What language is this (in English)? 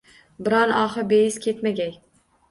Uzbek